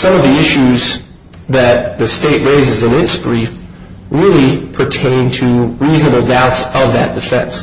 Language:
English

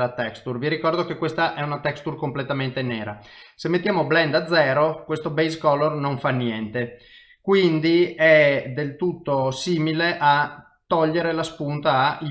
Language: Italian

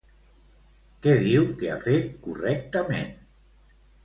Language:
Catalan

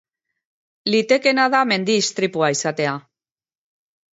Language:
Basque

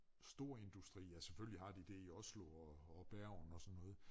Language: Danish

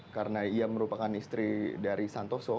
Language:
Indonesian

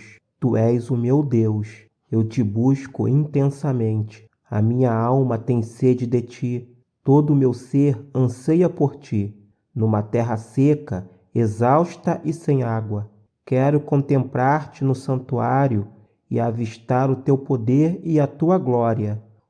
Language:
Portuguese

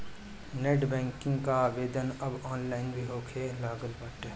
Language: Bhojpuri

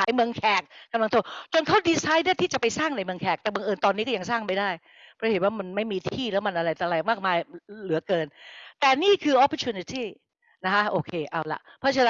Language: Thai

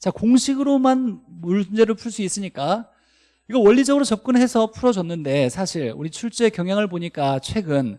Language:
Korean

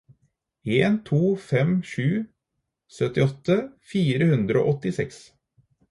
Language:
Norwegian Bokmål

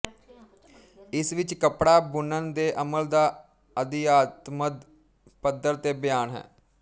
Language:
Punjabi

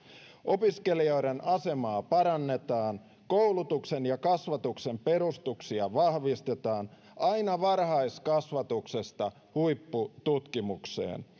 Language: Finnish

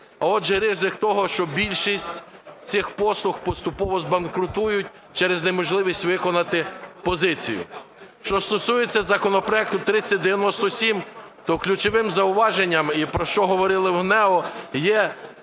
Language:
Ukrainian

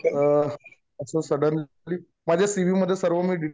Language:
Marathi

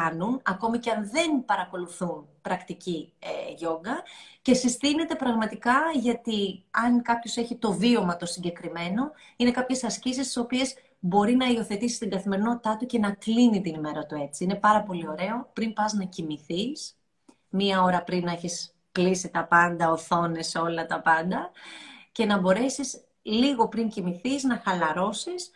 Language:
Greek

